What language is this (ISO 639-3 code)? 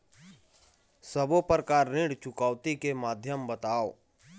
hne